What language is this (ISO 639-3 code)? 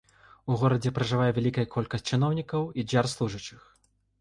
bel